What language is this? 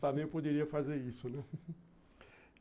Portuguese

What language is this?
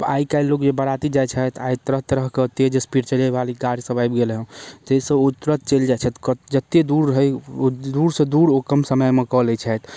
Maithili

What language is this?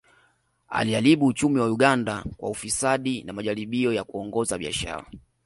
Swahili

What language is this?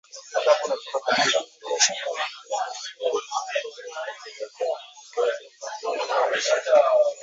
Swahili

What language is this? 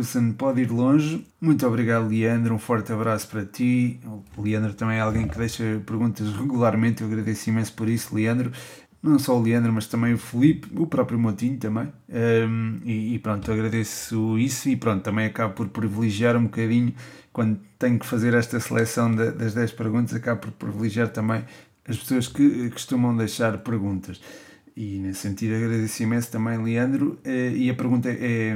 Portuguese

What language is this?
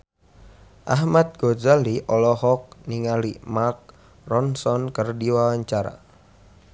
Sundanese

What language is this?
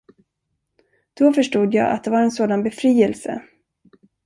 Swedish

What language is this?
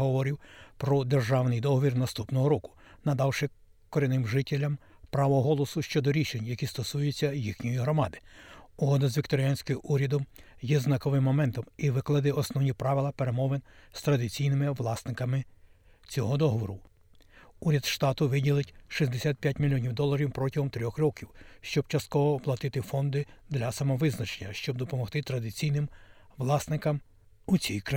Ukrainian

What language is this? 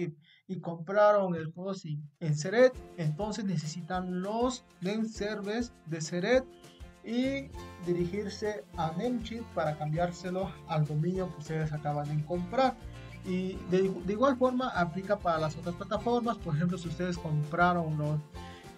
Spanish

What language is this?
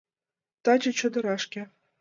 Mari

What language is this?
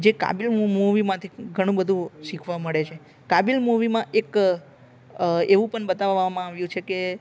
Gujarati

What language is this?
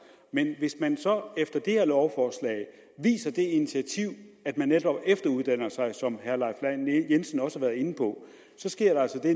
Danish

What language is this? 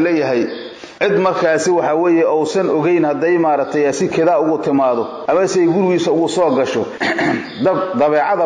Arabic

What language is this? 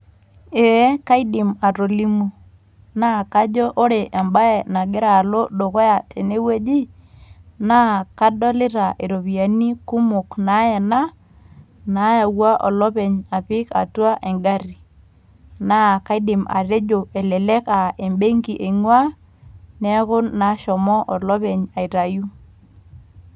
Masai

